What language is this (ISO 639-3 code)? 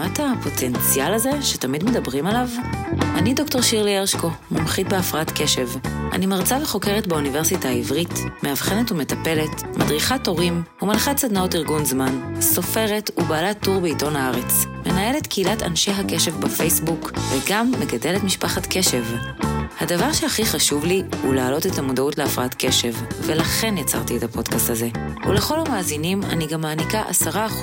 heb